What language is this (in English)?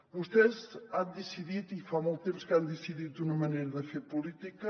Catalan